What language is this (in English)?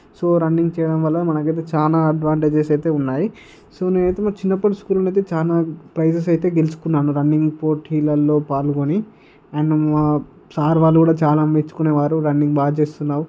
Telugu